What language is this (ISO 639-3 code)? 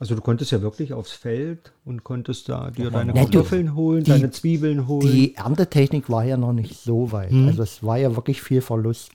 deu